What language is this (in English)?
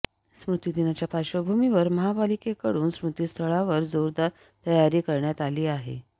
Marathi